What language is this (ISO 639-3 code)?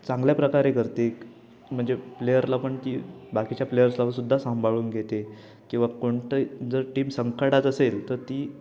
mar